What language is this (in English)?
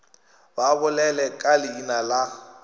Northern Sotho